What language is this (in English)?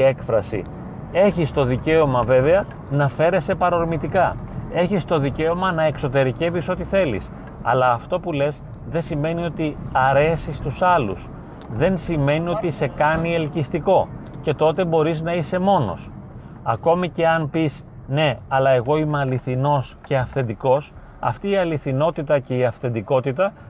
Greek